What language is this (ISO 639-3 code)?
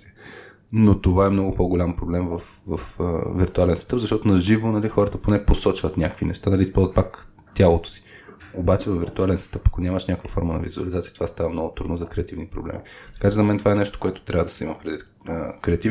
bul